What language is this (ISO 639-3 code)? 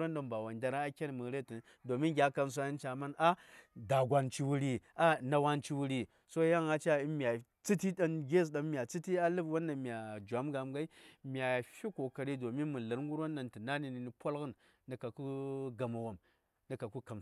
say